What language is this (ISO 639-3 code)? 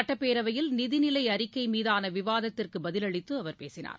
tam